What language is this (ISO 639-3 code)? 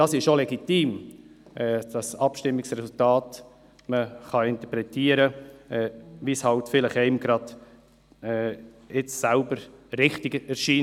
gsw